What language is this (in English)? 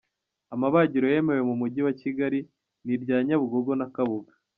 Kinyarwanda